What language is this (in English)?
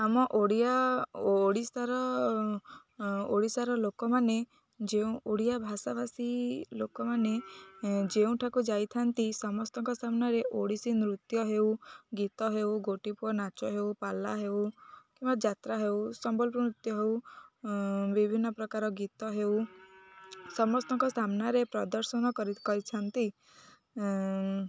Odia